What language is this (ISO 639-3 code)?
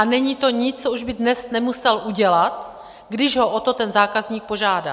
ces